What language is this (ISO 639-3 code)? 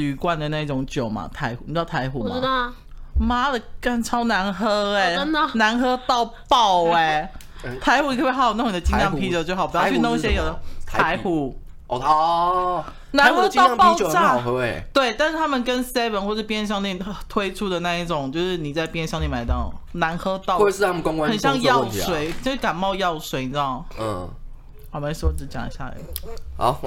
zho